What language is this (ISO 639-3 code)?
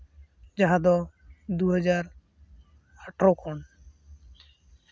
sat